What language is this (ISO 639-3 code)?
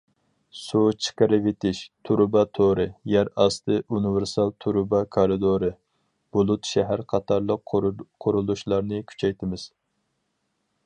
uig